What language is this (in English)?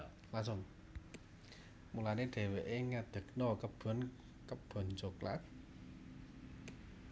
Javanese